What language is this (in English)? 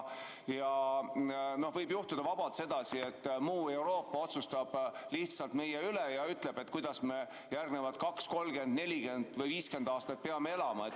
Estonian